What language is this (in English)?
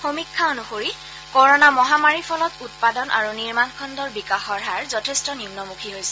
Assamese